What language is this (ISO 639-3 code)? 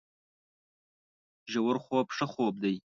pus